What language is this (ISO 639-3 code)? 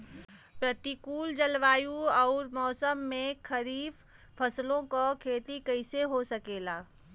bho